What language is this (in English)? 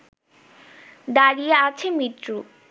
Bangla